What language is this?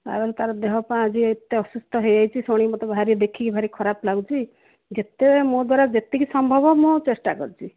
Odia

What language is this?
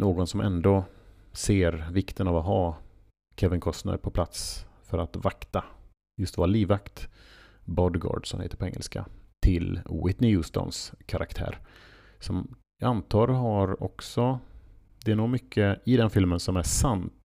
Swedish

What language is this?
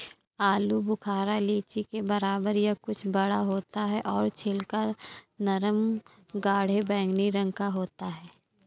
Hindi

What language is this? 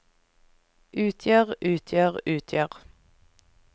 Norwegian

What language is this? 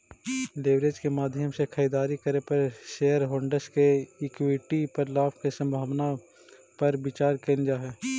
Magahi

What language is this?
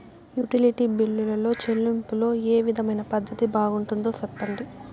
Telugu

